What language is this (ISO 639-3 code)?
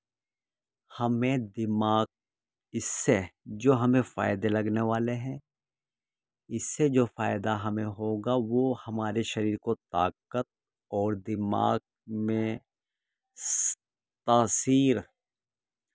urd